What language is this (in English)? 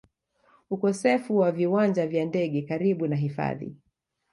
Swahili